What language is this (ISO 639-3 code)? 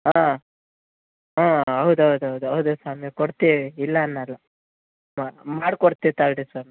kan